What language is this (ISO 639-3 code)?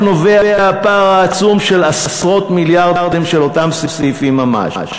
heb